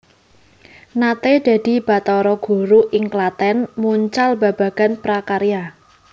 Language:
Javanese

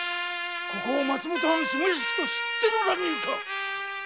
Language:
Japanese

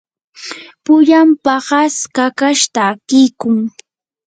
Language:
Yanahuanca Pasco Quechua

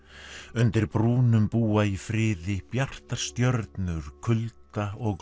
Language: Icelandic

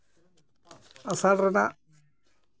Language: Santali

